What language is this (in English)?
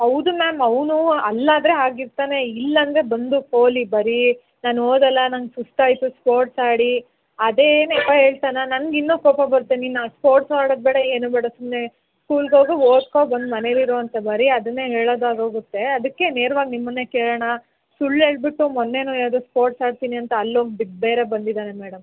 Kannada